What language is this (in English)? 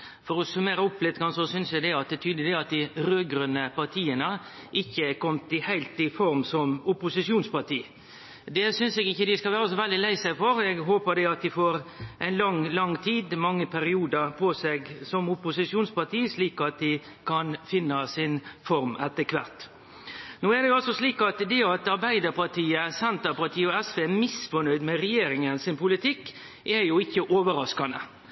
Norwegian Nynorsk